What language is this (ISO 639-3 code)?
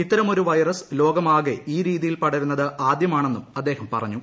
mal